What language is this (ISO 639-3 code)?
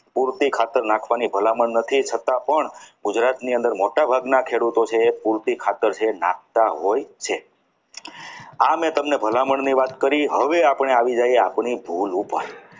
guj